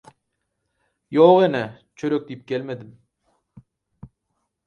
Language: Turkmen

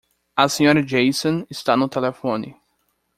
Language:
Portuguese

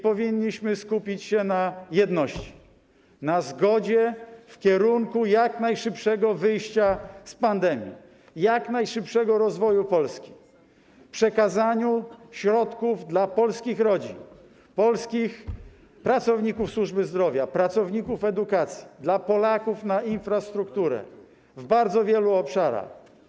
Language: Polish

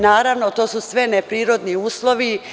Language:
Serbian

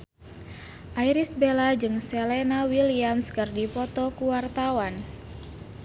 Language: Sundanese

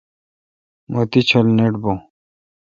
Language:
Kalkoti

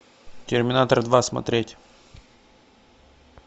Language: Russian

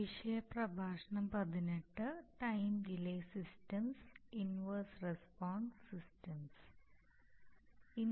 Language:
Malayalam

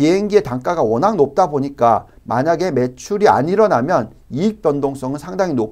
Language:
Korean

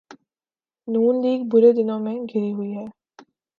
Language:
Urdu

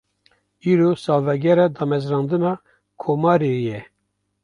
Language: Kurdish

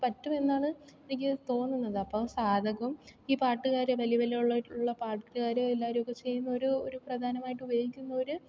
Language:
Malayalam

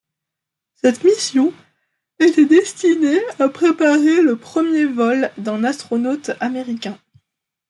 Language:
French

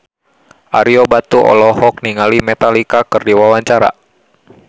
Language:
Sundanese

